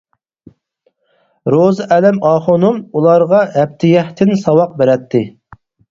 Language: Uyghur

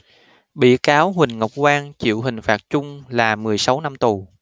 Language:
Vietnamese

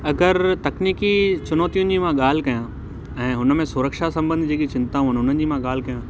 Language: Sindhi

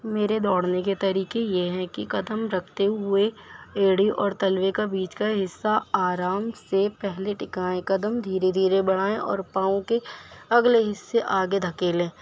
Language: Urdu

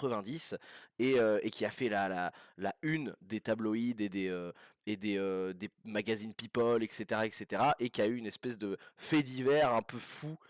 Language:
French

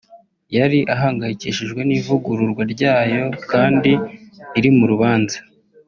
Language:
Kinyarwanda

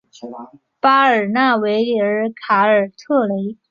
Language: Chinese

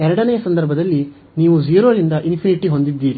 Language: Kannada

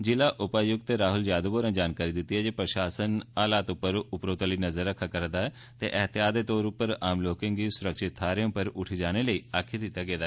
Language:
Dogri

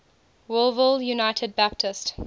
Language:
English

